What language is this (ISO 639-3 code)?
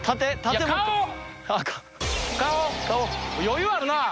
jpn